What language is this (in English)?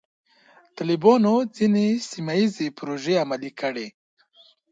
Pashto